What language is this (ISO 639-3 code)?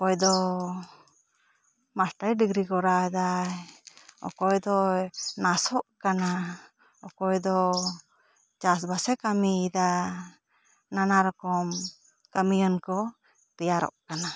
sat